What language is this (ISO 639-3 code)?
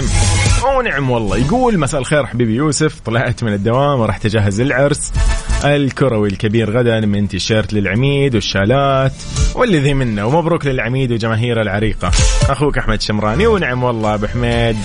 ara